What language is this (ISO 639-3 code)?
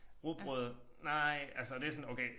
dan